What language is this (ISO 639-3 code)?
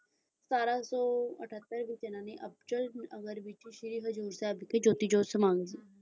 pan